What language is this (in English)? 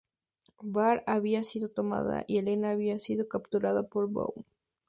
Spanish